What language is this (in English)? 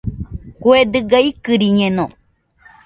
Nüpode Huitoto